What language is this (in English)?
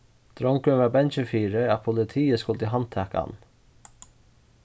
Faroese